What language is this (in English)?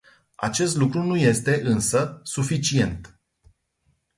Romanian